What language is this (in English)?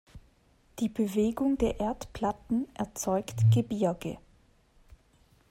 German